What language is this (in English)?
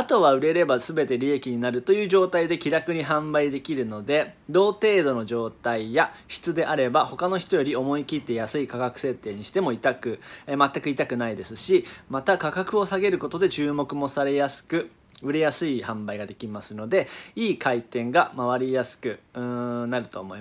Japanese